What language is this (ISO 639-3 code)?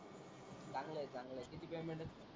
mar